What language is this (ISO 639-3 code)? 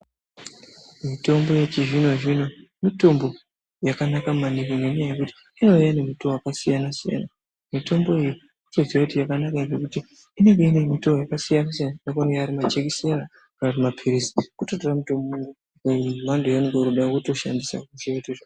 ndc